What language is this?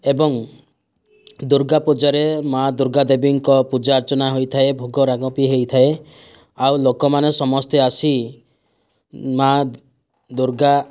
Odia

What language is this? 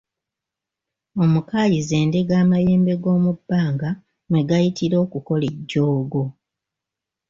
Ganda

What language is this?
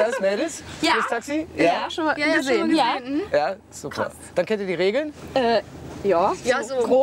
German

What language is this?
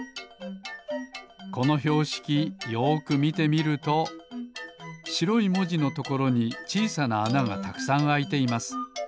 Japanese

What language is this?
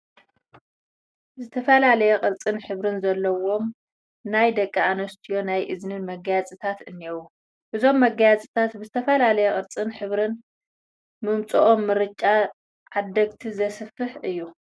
Tigrinya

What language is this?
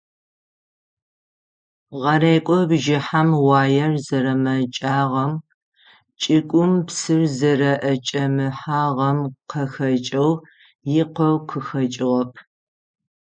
Adyghe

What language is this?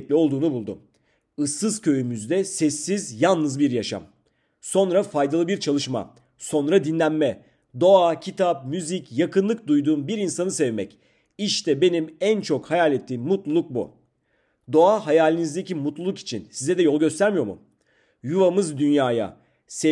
Turkish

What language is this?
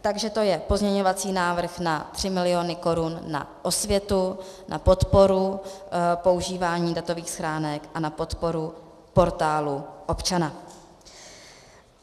Czech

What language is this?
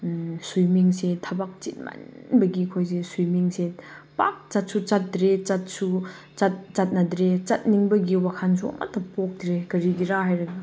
Manipuri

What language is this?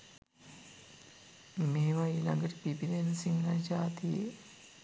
Sinhala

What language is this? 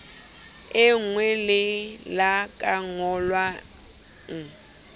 Southern Sotho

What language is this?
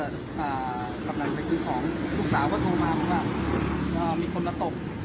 Thai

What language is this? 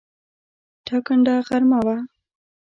Pashto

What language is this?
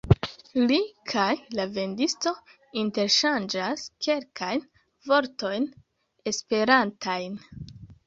Esperanto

